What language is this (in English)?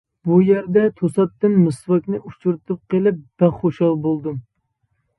Uyghur